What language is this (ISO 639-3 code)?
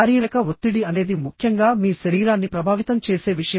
tel